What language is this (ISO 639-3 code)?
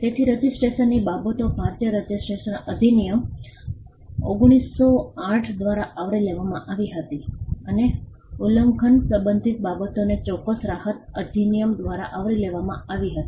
guj